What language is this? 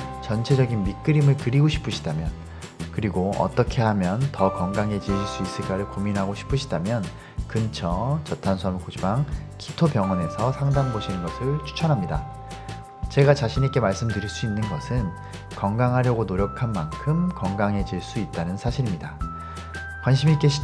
Korean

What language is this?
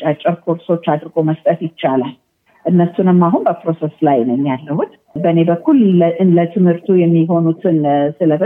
Amharic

